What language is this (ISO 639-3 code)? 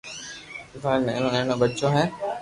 lrk